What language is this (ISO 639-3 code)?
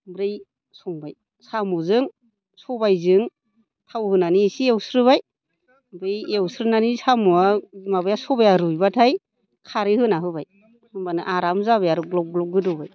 brx